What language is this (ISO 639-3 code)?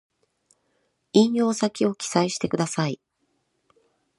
jpn